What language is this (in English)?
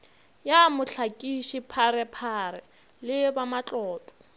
Northern Sotho